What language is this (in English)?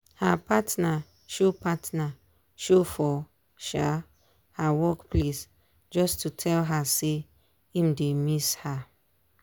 Nigerian Pidgin